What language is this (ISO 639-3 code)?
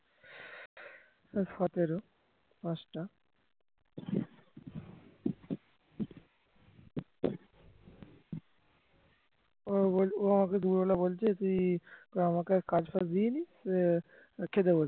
ben